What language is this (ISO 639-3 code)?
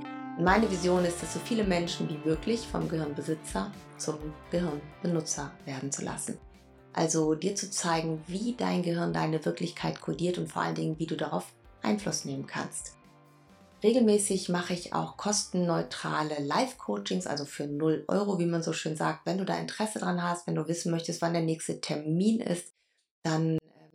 deu